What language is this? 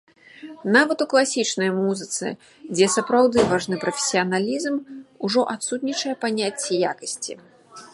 Belarusian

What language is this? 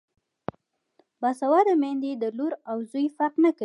Pashto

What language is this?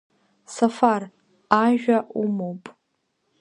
Abkhazian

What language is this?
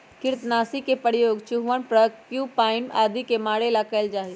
Magahi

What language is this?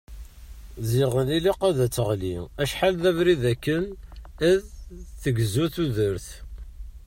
Kabyle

